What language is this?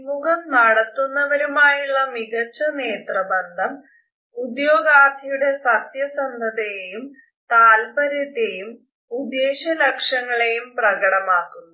Malayalam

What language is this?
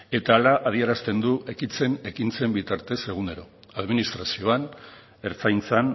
Basque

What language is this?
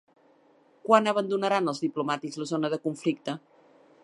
Catalan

